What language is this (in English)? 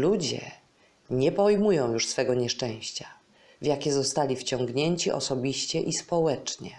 Polish